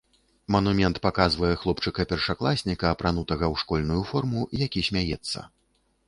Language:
Belarusian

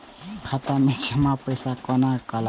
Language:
Maithili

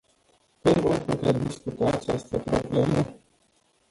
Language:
Romanian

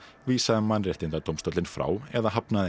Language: Icelandic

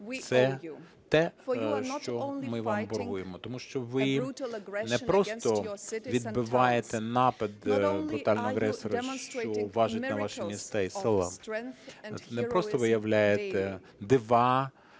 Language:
Ukrainian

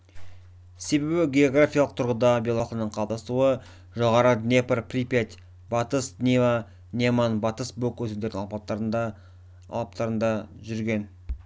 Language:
Kazakh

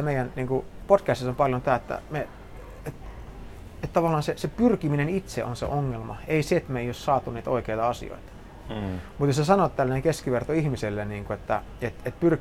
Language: Finnish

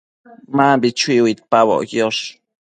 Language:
Matsés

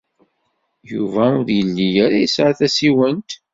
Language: Kabyle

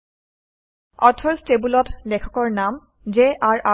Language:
Assamese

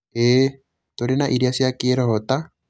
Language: Kikuyu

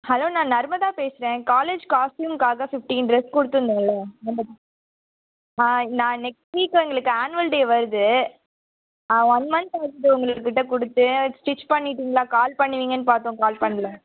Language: Tamil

